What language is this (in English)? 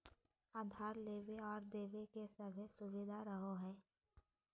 Magahi